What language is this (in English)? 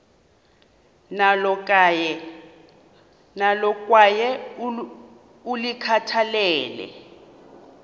Xhosa